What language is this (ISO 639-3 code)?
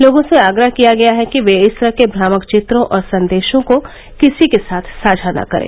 hin